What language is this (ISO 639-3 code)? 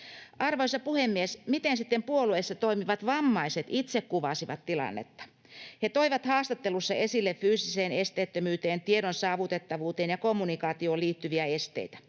fin